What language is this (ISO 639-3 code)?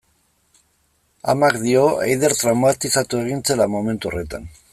eus